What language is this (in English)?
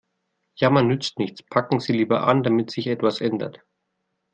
German